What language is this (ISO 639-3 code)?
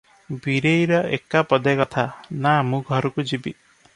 ori